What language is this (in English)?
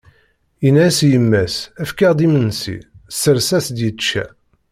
Kabyle